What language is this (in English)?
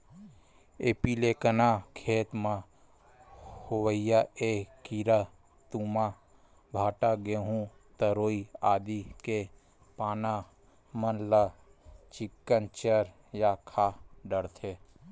Chhattisgarhi